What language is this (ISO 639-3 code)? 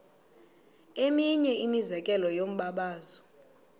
xho